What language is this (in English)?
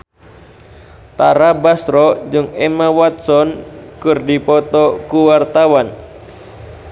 Sundanese